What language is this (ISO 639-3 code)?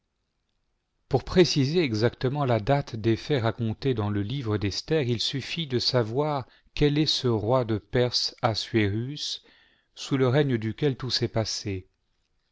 fra